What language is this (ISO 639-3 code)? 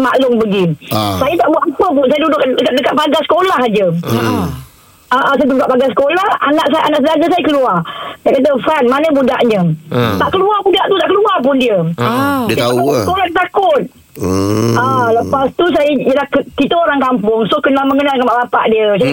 msa